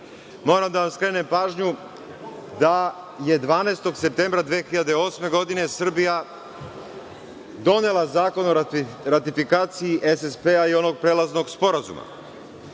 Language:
Serbian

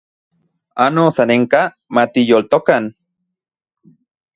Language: Central Puebla Nahuatl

